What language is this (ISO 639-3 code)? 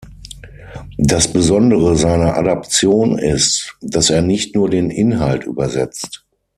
deu